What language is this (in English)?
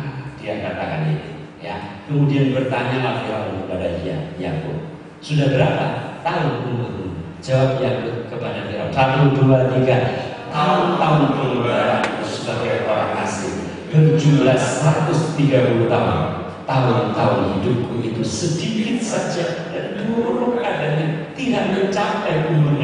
Indonesian